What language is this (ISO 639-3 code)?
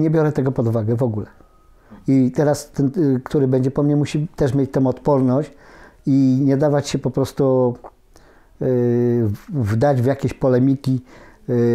pol